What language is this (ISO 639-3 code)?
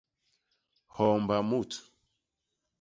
bas